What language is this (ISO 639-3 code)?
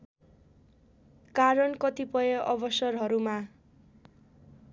nep